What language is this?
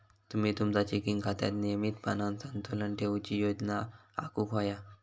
Marathi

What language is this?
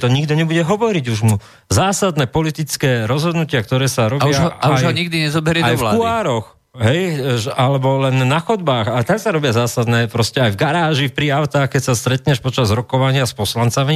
Slovak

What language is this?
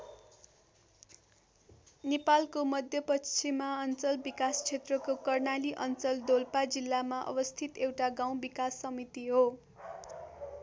Nepali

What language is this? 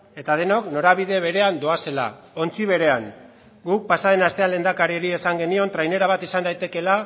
Basque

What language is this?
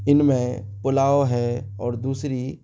Urdu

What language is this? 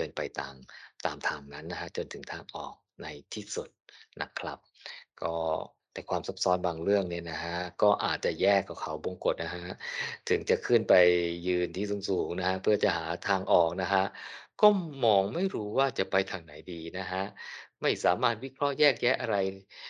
Thai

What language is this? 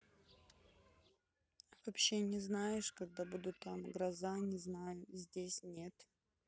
Russian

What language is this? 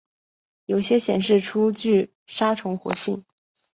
Chinese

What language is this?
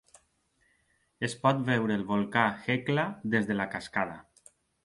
Catalan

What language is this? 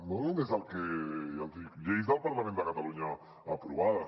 Catalan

